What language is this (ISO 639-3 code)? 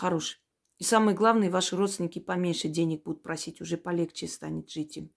rus